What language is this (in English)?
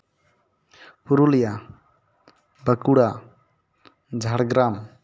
Santali